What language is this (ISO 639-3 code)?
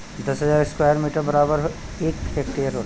bho